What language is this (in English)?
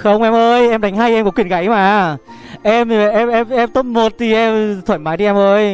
Vietnamese